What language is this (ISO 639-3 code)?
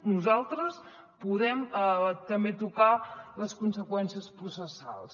cat